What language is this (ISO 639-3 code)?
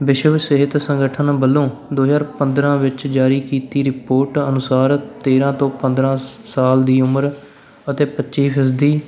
pan